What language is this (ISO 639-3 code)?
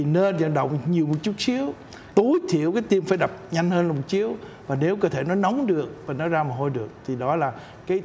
vie